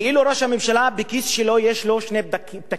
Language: Hebrew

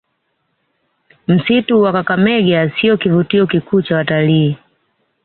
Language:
Swahili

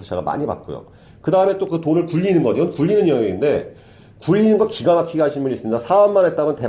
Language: Korean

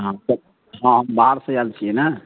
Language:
Maithili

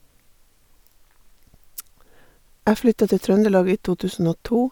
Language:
Norwegian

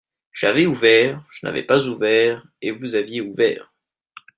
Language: French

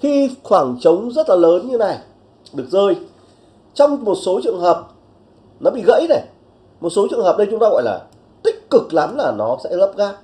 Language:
Vietnamese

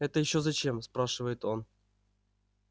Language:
Russian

